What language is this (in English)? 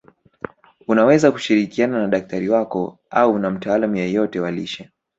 Swahili